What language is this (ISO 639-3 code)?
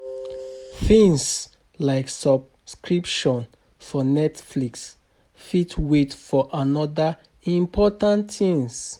pcm